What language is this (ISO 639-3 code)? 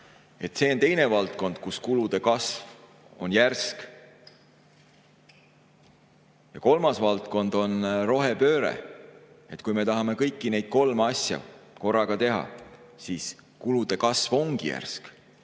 est